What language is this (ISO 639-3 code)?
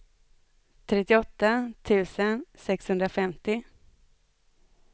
swe